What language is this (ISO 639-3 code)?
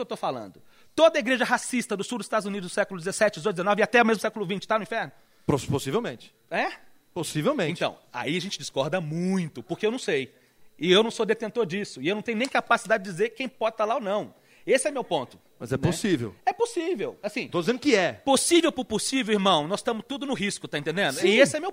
por